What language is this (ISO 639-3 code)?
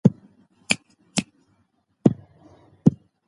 pus